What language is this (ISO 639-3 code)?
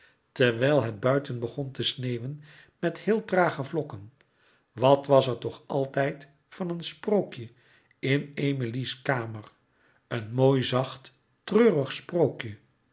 nld